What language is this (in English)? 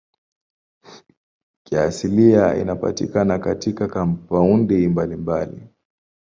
Swahili